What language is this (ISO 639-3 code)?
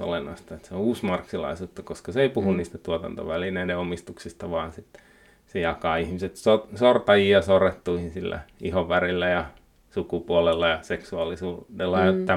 fin